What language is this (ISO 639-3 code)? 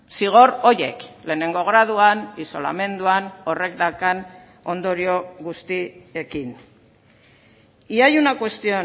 eus